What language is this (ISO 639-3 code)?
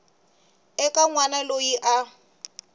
tso